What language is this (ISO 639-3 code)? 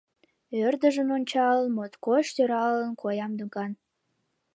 chm